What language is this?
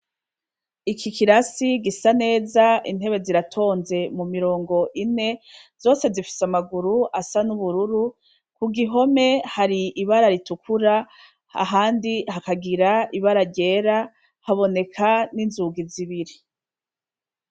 Rundi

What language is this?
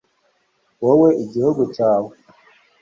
Kinyarwanda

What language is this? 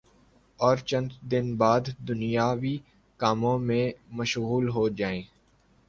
Urdu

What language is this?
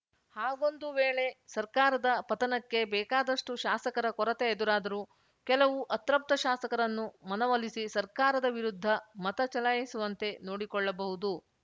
Kannada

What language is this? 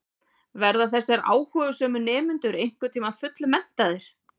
Icelandic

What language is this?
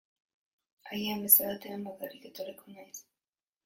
Basque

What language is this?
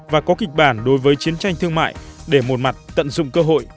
Vietnamese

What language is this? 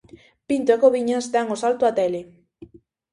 Galician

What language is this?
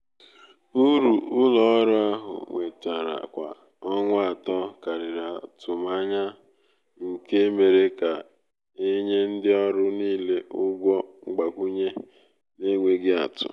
Igbo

